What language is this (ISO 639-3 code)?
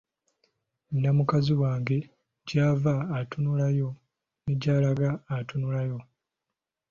lug